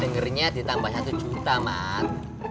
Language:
Indonesian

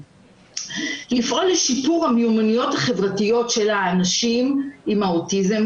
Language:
Hebrew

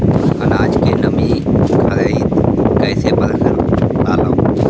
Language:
Bhojpuri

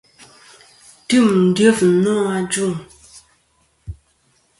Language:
Kom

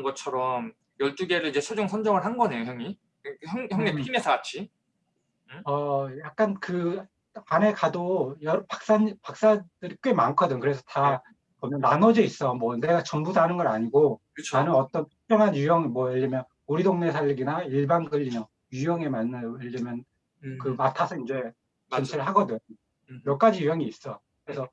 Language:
Korean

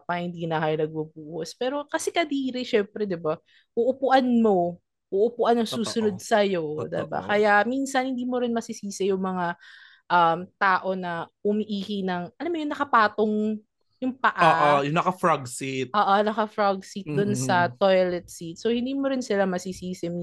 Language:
Filipino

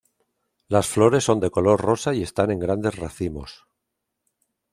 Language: Spanish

